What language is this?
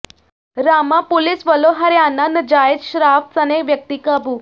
Punjabi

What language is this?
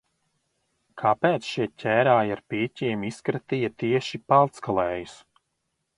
Latvian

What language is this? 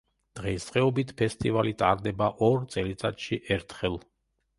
Georgian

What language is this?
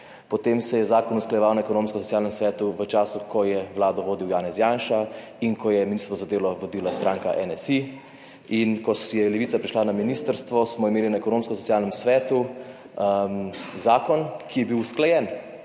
Slovenian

